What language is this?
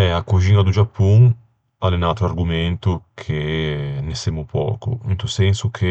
Ligurian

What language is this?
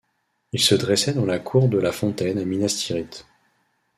French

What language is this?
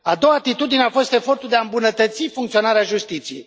Romanian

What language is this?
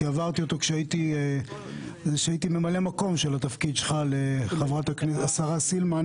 Hebrew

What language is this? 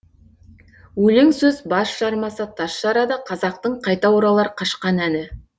Kazakh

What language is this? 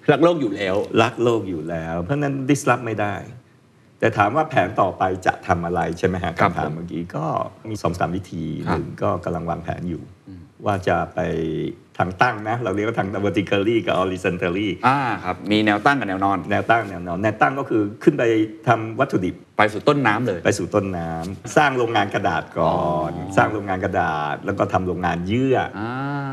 Thai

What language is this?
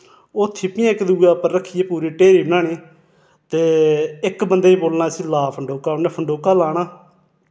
Dogri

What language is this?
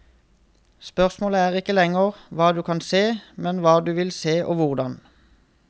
Norwegian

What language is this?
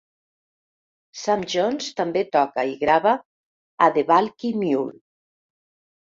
Catalan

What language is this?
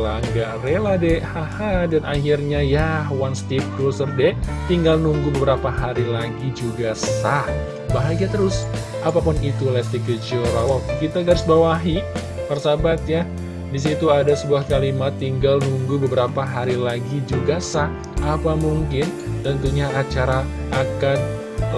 Indonesian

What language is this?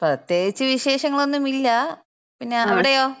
Malayalam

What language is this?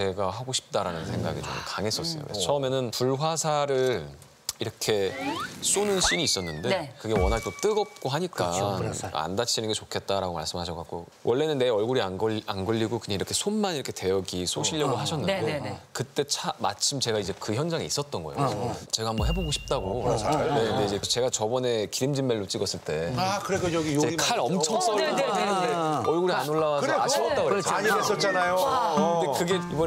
Korean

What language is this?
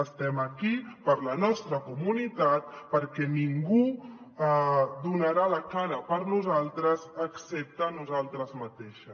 Catalan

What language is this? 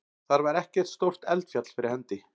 Icelandic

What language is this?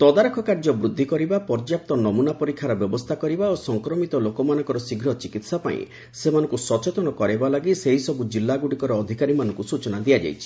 Odia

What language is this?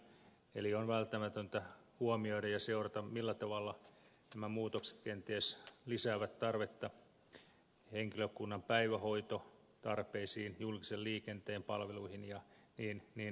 Finnish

